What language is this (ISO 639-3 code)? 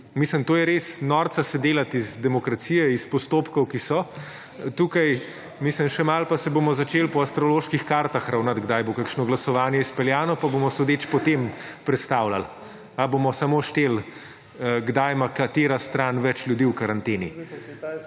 slv